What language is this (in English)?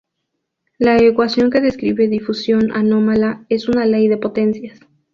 Spanish